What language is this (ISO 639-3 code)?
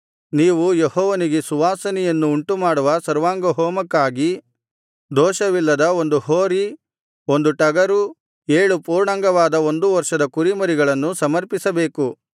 kan